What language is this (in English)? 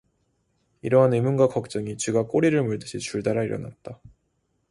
Korean